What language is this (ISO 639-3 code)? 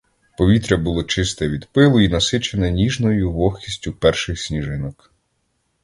ukr